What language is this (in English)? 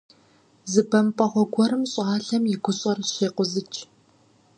Kabardian